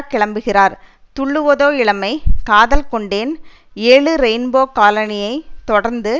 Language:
Tamil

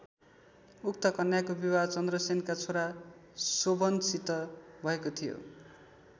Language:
Nepali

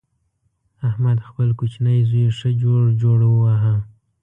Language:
Pashto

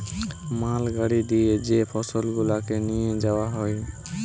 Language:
Bangla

